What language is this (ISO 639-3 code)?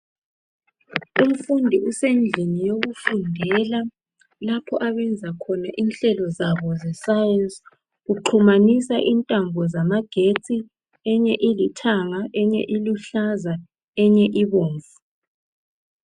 nde